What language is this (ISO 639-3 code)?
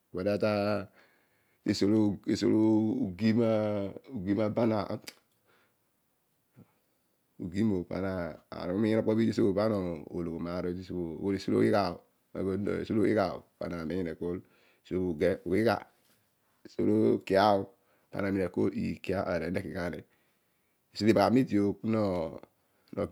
odu